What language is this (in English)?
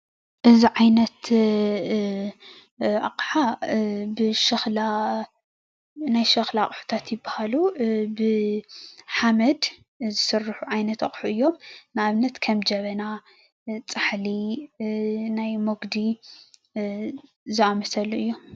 Tigrinya